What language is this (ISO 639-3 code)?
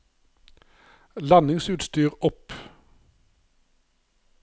nor